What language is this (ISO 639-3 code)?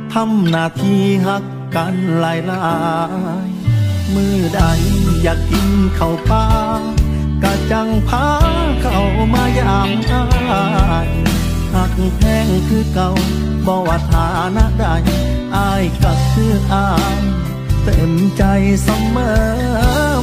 tha